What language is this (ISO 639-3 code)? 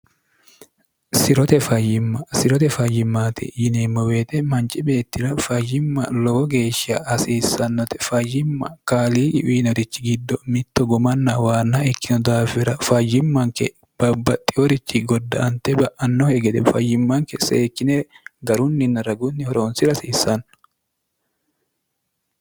sid